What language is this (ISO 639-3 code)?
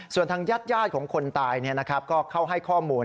tha